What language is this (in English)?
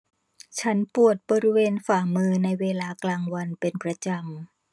Thai